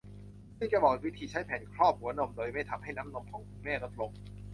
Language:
Thai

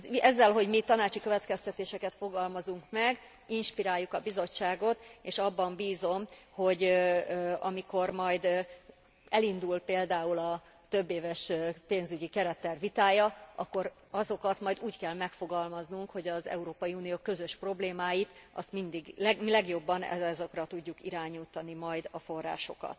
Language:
Hungarian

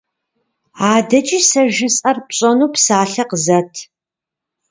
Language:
Kabardian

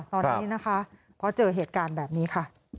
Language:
Thai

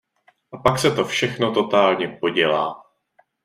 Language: Czech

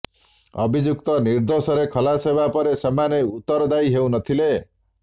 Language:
Odia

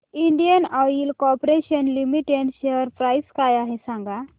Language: Marathi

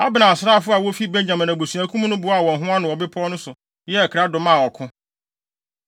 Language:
Akan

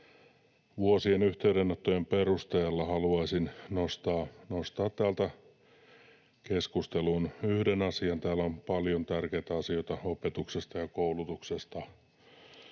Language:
Finnish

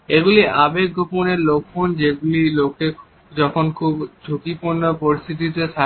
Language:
Bangla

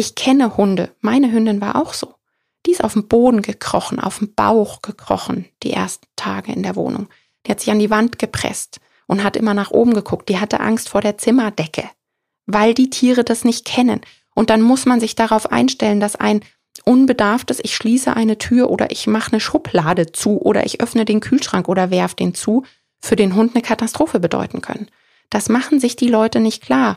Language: German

